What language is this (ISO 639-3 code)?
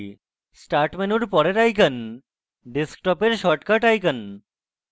ben